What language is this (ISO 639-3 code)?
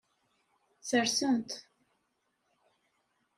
kab